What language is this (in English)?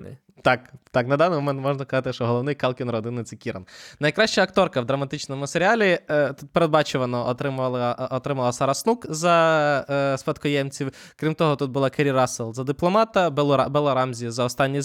Ukrainian